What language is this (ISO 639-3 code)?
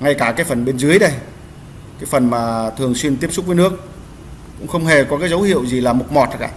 vie